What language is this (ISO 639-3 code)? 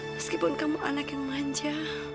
ind